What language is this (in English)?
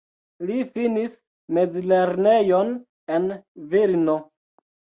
Esperanto